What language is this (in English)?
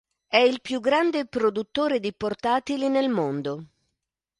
Italian